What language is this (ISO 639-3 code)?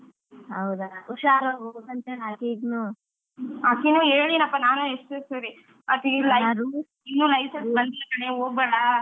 kan